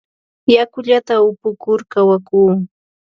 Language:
Ambo-Pasco Quechua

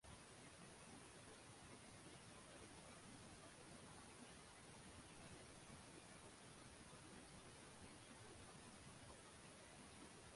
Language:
Bangla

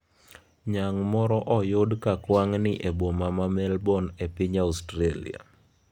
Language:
Luo (Kenya and Tanzania)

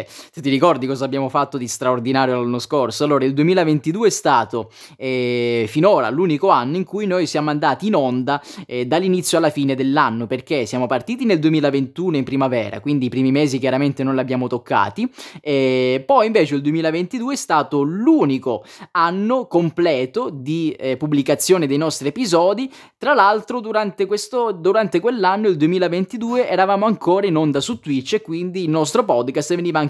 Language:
Italian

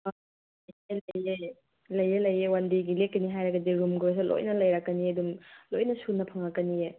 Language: Manipuri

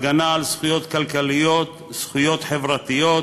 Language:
Hebrew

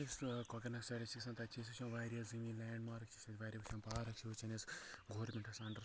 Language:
Kashmiri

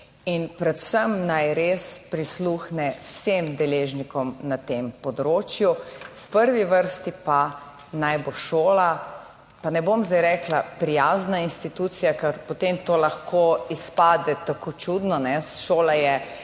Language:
Slovenian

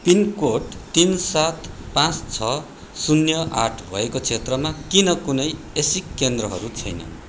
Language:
Nepali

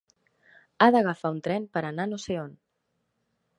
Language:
Catalan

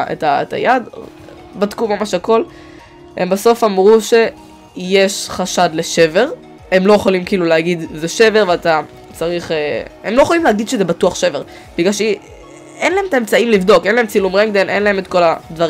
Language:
Hebrew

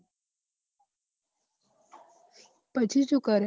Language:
Gujarati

